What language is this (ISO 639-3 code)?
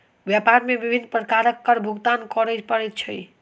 mai